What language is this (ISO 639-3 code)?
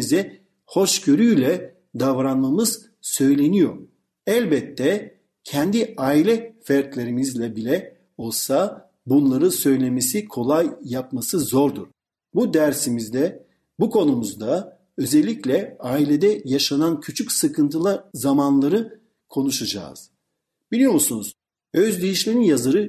tur